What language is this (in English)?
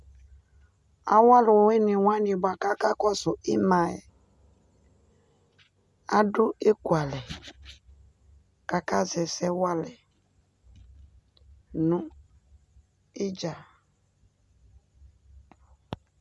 Ikposo